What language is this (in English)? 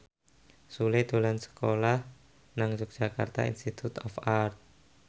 Javanese